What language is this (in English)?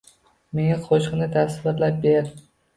Uzbek